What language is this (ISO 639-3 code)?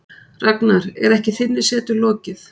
isl